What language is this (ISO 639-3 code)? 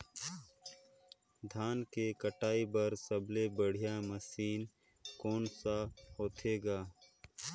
hne